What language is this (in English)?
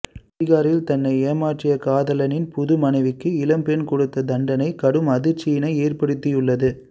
Tamil